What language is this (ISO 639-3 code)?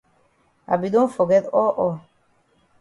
wes